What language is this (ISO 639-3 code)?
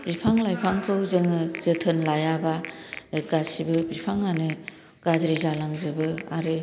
brx